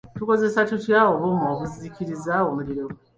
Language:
Ganda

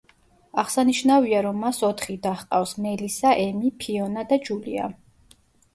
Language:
Georgian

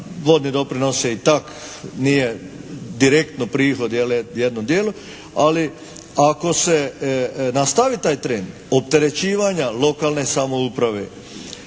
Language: Croatian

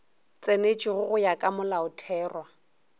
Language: Northern Sotho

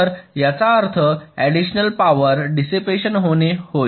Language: Marathi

